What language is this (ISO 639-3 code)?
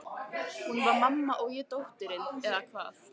isl